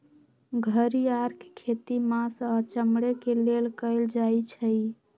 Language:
Magahi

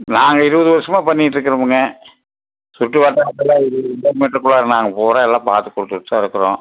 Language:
Tamil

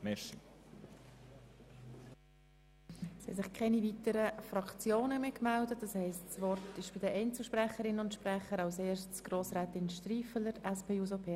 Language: Swiss German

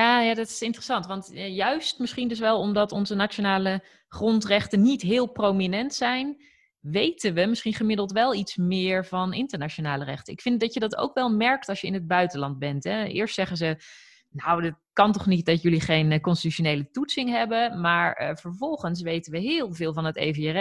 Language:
Dutch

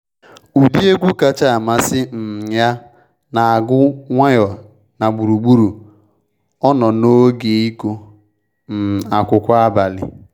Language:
Igbo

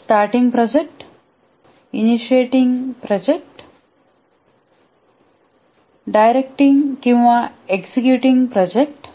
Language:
Marathi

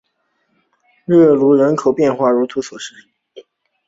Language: Chinese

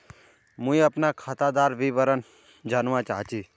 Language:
Magahi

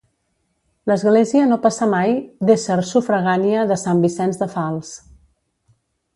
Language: Catalan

